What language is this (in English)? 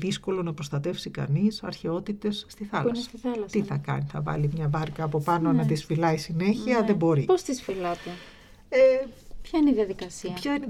Greek